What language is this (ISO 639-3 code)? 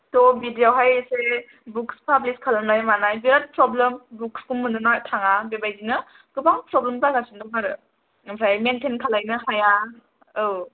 brx